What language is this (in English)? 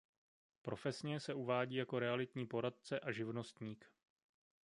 Czech